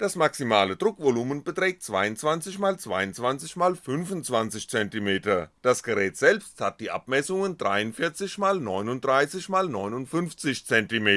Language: German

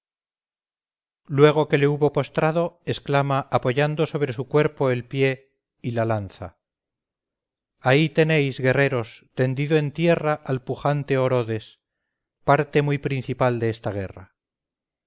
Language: Spanish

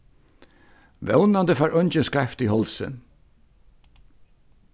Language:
Faroese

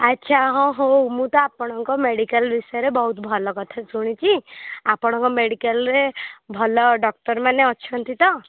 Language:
Odia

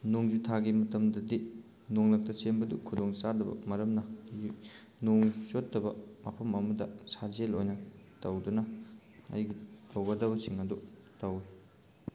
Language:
Manipuri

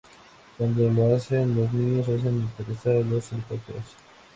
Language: Spanish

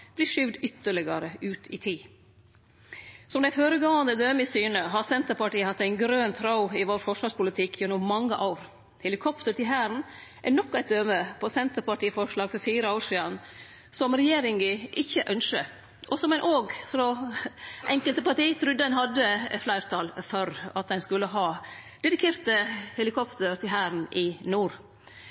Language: Norwegian Nynorsk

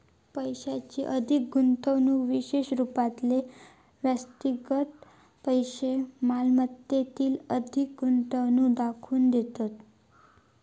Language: Marathi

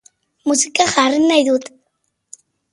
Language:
Basque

